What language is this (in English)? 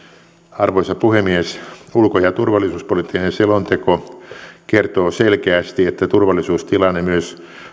Finnish